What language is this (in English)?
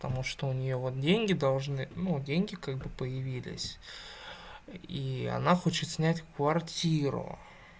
Russian